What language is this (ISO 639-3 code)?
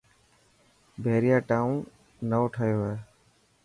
mki